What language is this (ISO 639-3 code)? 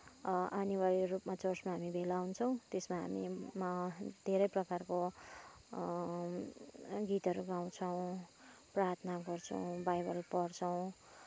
nep